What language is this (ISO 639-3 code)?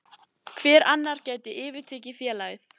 isl